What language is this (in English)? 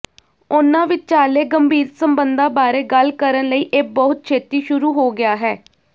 Punjabi